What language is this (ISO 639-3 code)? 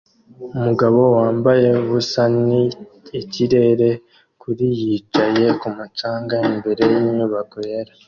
kin